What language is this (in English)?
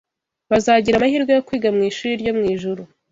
Kinyarwanda